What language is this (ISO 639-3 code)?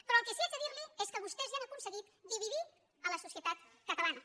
cat